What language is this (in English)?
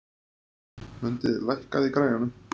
Icelandic